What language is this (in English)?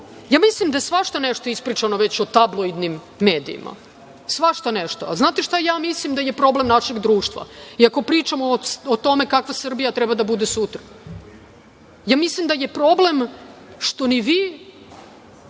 Serbian